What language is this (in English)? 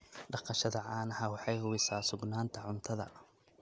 Somali